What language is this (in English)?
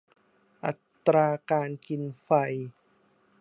Thai